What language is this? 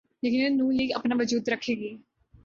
Urdu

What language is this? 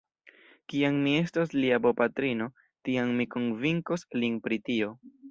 Esperanto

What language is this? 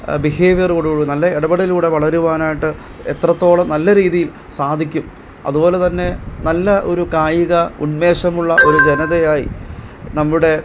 Malayalam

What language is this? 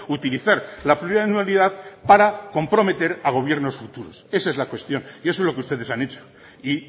Spanish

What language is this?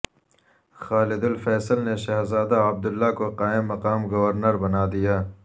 Urdu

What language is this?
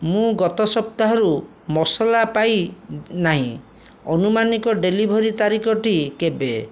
Odia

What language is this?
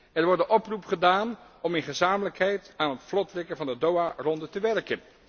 Dutch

